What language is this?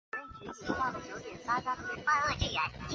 Chinese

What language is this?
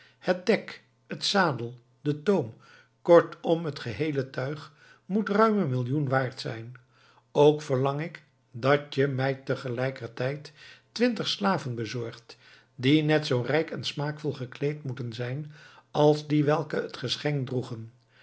Dutch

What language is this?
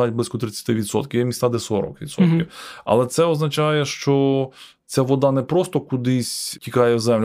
Ukrainian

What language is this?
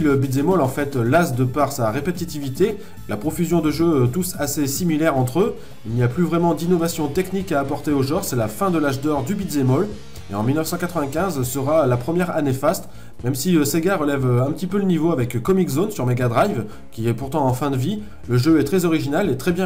French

